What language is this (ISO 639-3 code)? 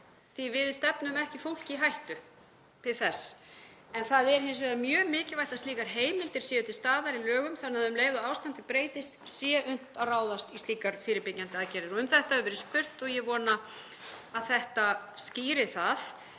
isl